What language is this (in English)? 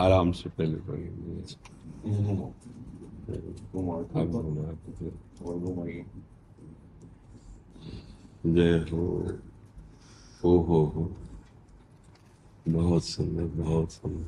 Hindi